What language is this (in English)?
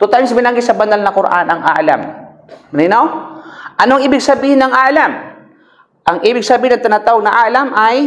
Filipino